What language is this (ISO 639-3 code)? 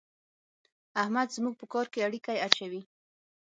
pus